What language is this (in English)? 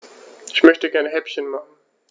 German